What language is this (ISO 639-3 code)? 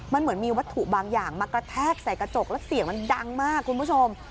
tha